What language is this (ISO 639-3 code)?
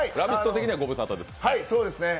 jpn